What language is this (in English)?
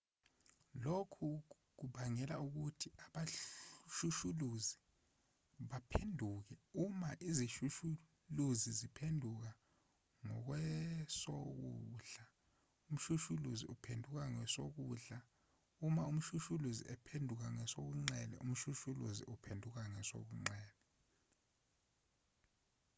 Zulu